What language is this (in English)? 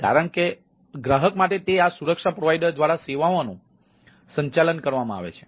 Gujarati